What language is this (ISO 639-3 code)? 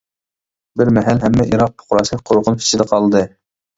uig